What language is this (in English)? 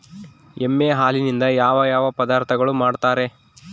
Kannada